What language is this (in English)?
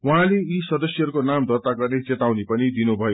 Nepali